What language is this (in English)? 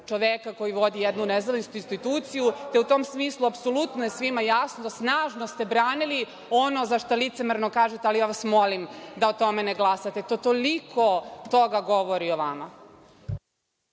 Serbian